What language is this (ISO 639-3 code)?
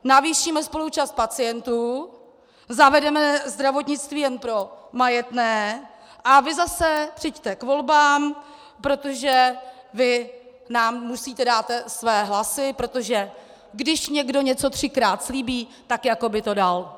ces